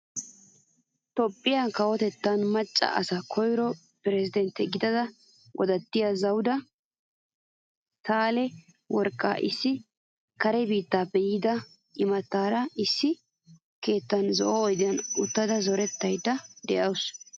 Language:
Wolaytta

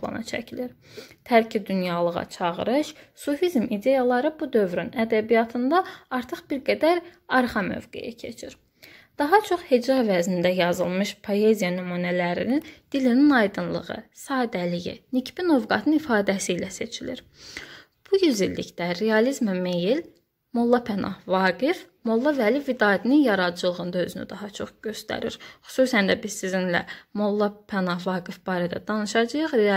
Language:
Turkish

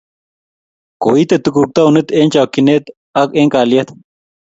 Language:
Kalenjin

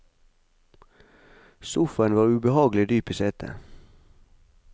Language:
Norwegian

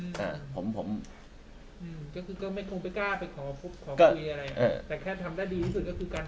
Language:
Thai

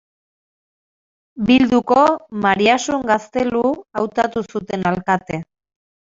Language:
Basque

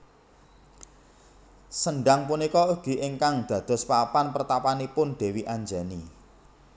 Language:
Javanese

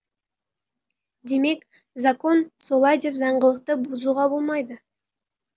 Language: Kazakh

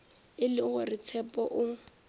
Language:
Northern Sotho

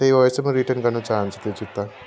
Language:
Nepali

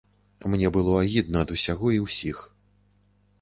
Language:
Belarusian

